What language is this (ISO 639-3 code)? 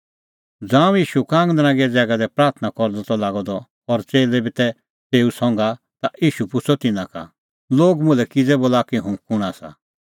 kfx